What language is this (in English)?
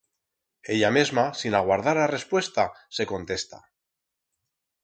Aragonese